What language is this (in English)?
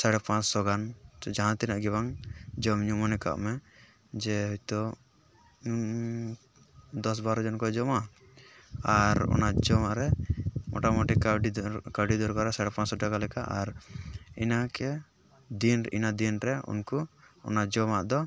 Santali